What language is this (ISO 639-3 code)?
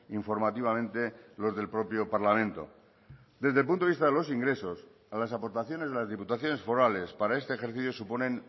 spa